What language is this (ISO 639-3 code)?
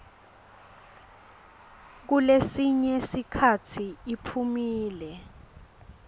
ssw